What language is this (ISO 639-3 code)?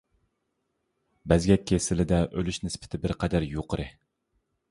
uig